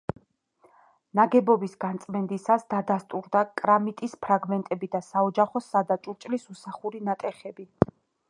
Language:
Georgian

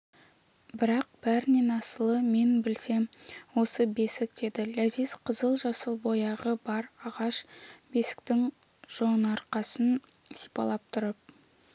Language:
Kazakh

